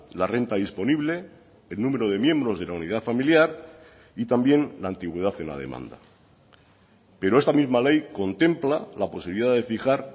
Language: Spanish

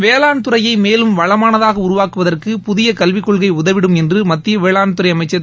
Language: Tamil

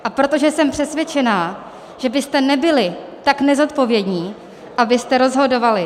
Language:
Czech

